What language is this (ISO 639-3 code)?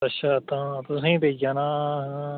doi